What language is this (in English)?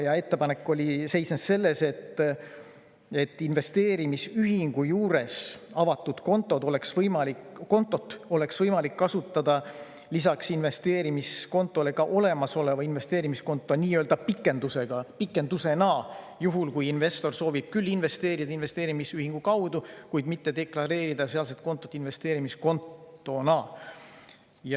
Estonian